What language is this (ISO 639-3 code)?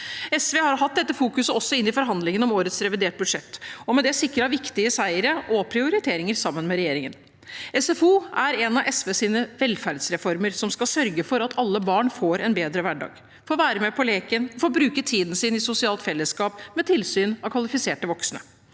nor